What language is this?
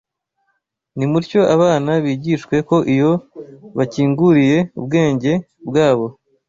Kinyarwanda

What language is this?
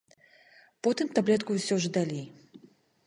Belarusian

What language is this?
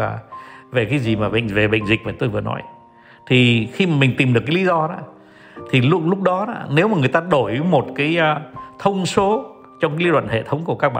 Vietnamese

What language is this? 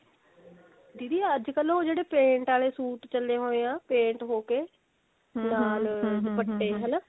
Punjabi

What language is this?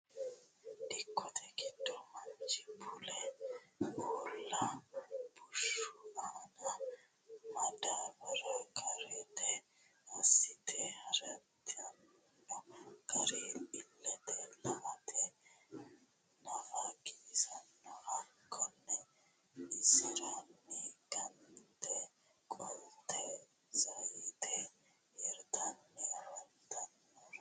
Sidamo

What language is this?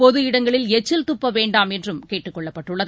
Tamil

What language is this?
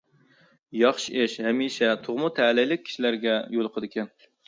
Uyghur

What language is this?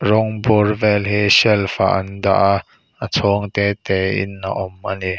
Mizo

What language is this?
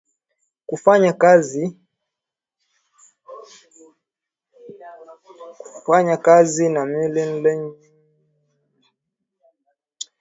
Swahili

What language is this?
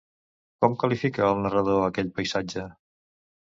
Catalan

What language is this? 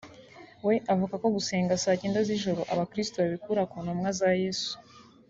Kinyarwanda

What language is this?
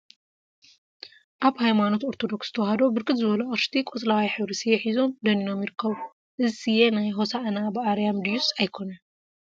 Tigrinya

